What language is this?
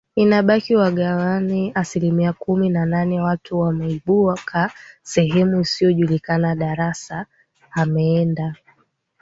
Swahili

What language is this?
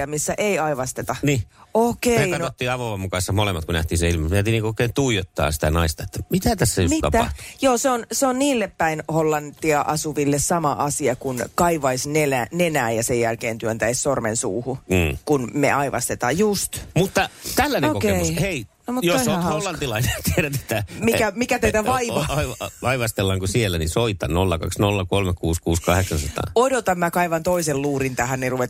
Finnish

